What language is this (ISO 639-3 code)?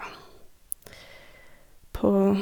nor